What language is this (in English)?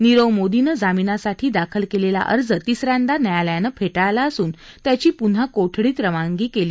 Marathi